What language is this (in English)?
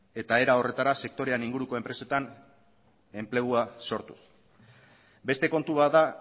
Basque